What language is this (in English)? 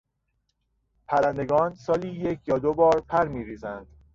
Persian